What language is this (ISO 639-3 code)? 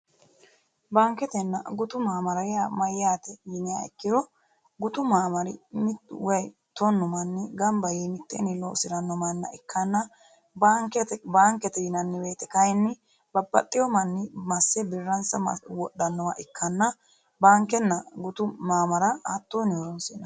sid